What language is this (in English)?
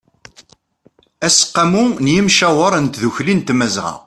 Kabyle